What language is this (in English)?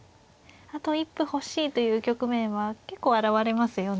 Japanese